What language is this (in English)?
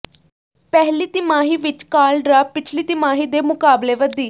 Punjabi